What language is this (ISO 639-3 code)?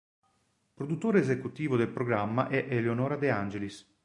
ita